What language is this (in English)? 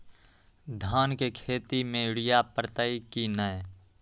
Magahi